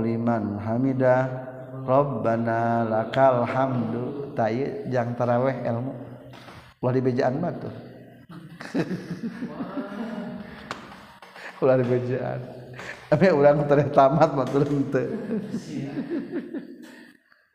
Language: Malay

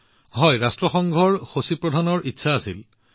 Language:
Assamese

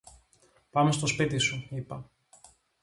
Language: Greek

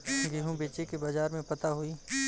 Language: Bhojpuri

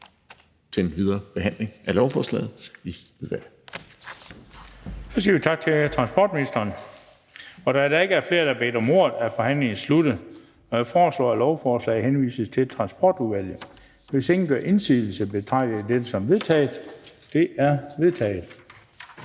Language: Danish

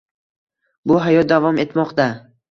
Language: Uzbek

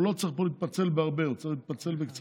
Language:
Hebrew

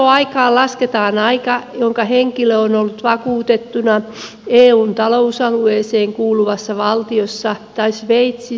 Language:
Finnish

